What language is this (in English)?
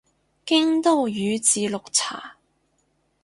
Cantonese